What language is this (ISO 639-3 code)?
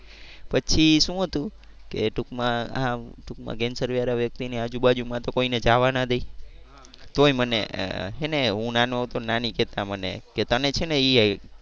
guj